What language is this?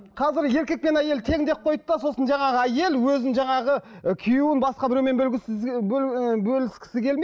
Kazakh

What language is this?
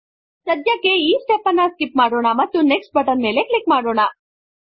Kannada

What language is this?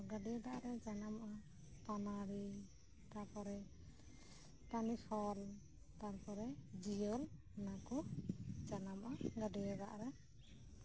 Santali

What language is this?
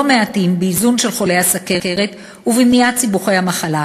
Hebrew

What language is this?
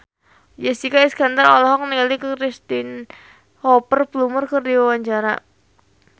Sundanese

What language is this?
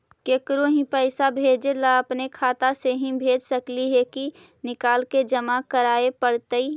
Magahi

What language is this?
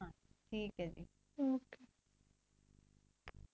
Punjabi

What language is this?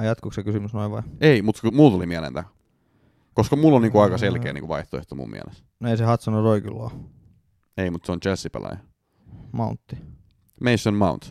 Finnish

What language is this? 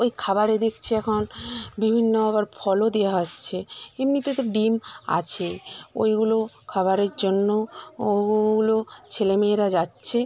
Bangla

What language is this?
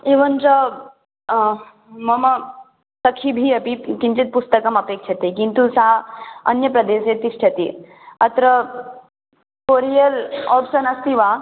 Sanskrit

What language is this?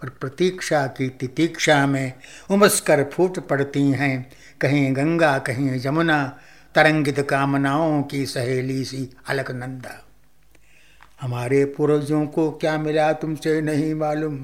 Hindi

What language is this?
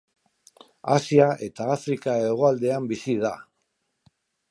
Basque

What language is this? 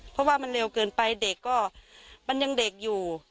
Thai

